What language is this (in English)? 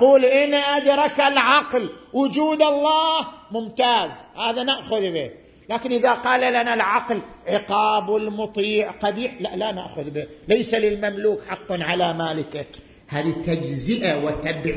Arabic